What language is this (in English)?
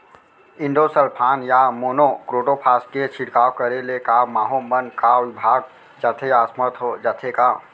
Chhattisgarhi